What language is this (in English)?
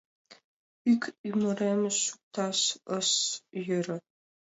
Mari